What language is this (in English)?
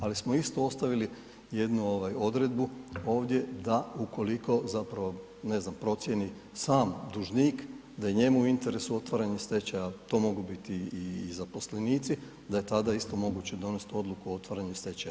Croatian